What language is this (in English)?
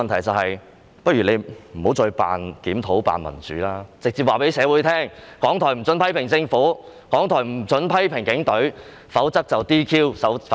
Cantonese